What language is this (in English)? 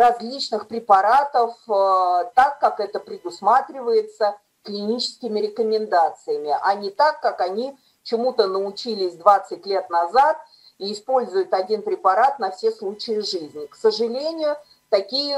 Russian